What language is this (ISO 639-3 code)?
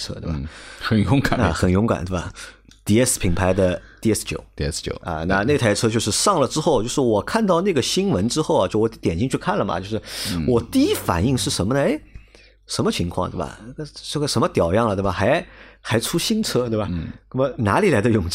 zho